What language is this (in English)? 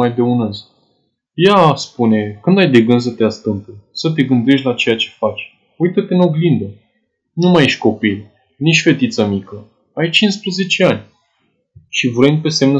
Romanian